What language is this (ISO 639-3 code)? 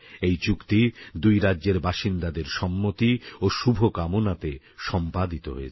ben